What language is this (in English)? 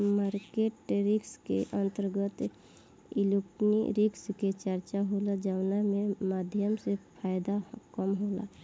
Bhojpuri